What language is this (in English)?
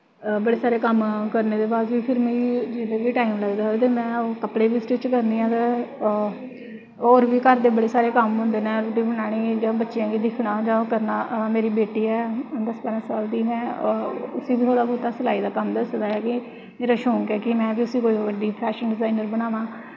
Dogri